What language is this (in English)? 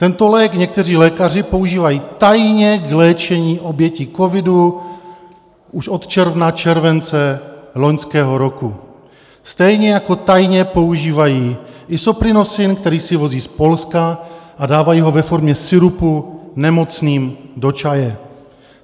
Czech